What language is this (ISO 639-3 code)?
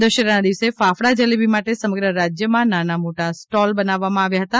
guj